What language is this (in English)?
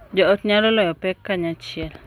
Luo (Kenya and Tanzania)